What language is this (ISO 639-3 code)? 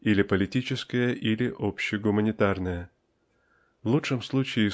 rus